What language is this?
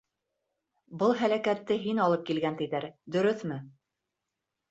Bashkir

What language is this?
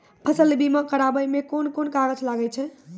Maithili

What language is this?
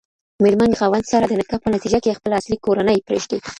Pashto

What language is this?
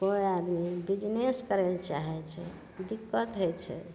Maithili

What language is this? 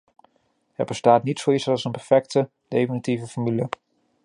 Dutch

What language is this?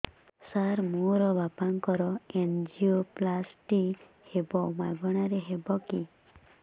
Odia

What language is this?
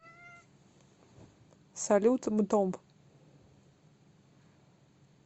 Russian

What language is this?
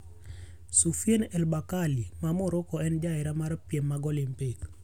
Luo (Kenya and Tanzania)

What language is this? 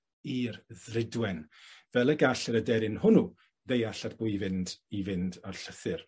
Welsh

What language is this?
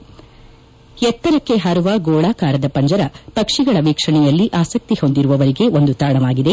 Kannada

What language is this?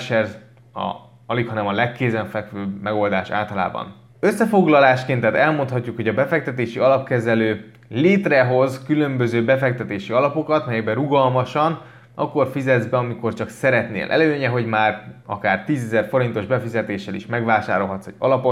Hungarian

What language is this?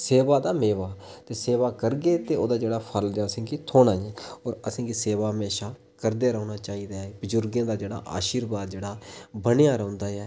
Dogri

